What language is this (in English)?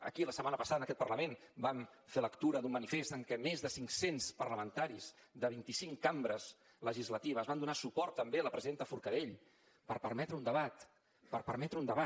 Catalan